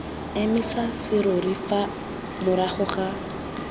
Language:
Tswana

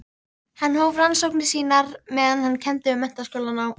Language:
Icelandic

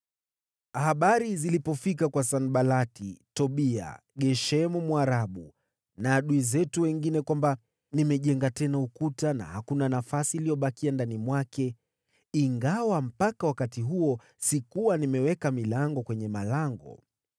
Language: Swahili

